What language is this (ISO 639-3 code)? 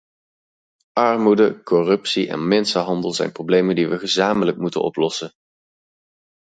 nld